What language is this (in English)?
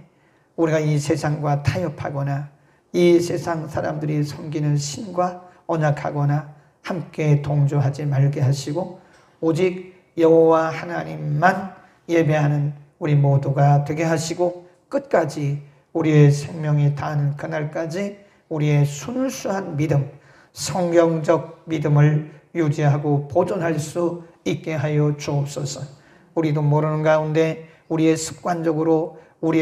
Korean